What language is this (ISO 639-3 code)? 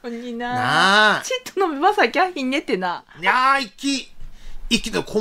jpn